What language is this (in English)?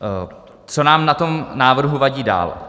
Czech